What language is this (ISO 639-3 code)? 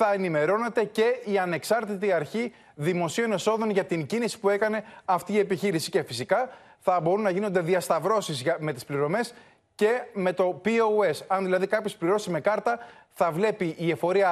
ell